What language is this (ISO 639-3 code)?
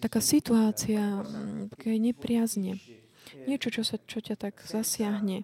slk